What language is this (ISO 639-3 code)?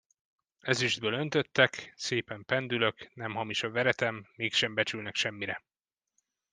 hun